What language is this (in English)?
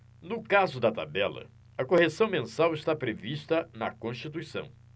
Portuguese